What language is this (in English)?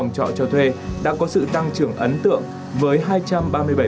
Vietnamese